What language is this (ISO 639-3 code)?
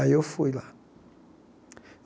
por